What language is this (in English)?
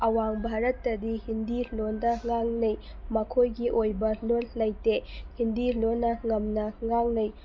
Manipuri